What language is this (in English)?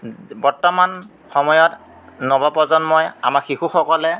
Assamese